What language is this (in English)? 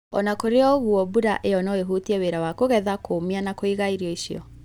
Kikuyu